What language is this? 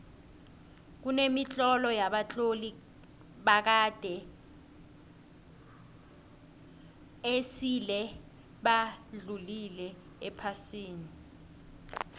South Ndebele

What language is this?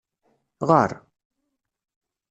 Kabyle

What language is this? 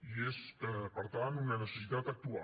Catalan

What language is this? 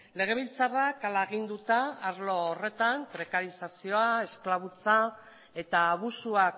Basque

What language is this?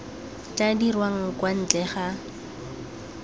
Tswana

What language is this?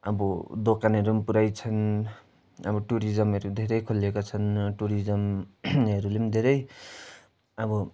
Nepali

